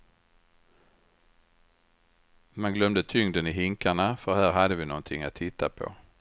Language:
Swedish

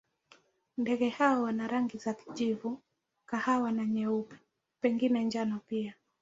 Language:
Swahili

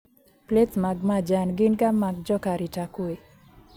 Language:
Luo (Kenya and Tanzania)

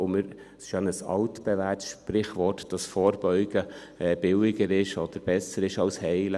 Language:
Swiss German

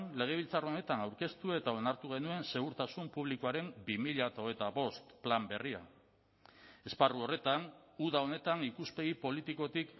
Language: Basque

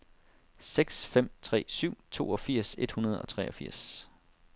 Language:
Danish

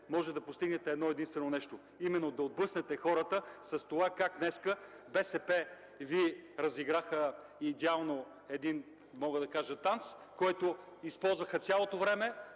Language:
Bulgarian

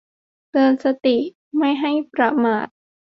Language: Thai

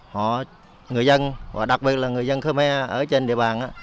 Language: Vietnamese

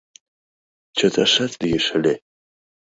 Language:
Mari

